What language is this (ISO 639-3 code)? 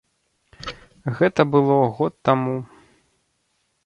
bel